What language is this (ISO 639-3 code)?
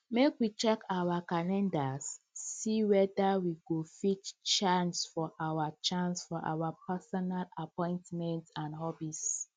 pcm